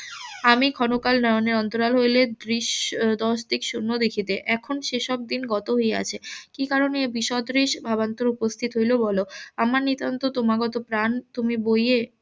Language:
Bangla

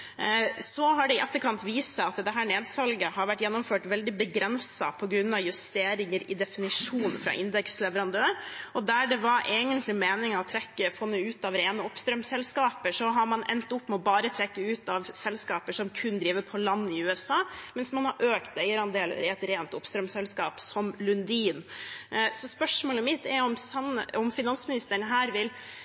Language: Norwegian Bokmål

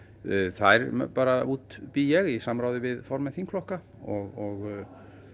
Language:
Icelandic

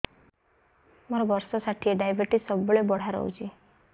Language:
Odia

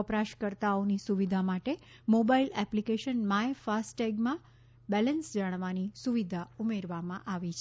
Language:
Gujarati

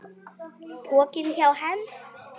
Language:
Icelandic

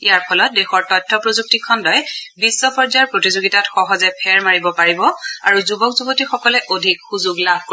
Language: Assamese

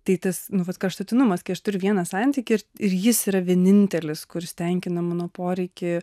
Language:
Lithuanian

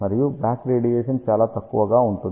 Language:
Telugu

